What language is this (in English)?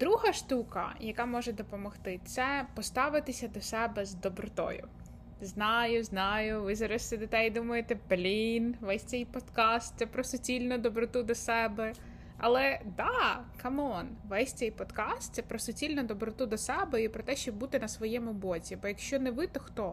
Ukrainian